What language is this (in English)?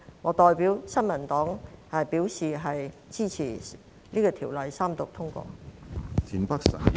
Cantonese